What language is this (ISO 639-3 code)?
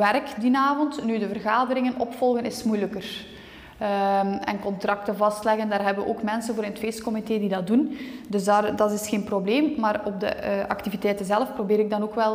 nld